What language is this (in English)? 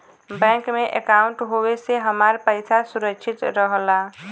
Bhojpuri